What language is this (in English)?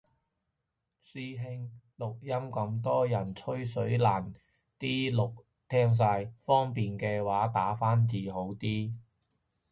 Cantonese